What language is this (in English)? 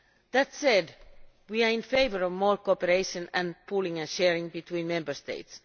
English